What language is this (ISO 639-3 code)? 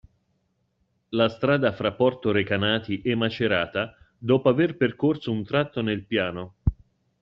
ita